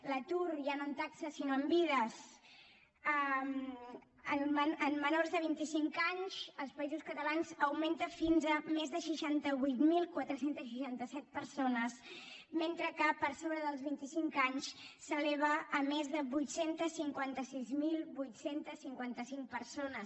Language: Catalan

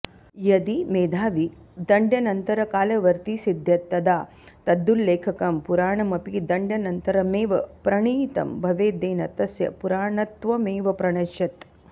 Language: Sanskrit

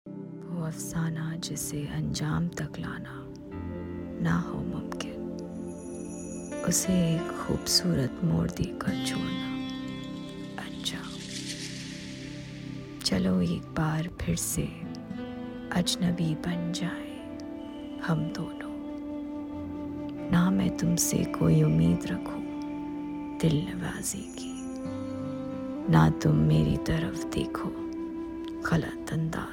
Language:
Hindi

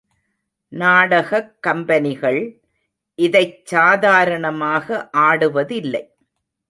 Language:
Tamil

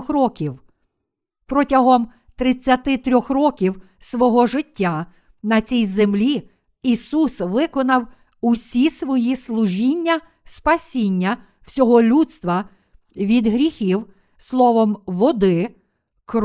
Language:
Ukrainian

